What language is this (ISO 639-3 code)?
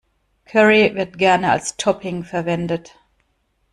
deu